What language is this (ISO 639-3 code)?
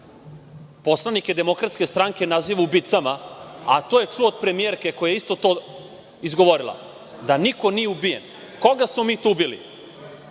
srp